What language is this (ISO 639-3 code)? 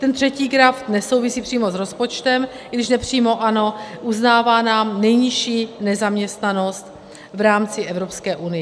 ces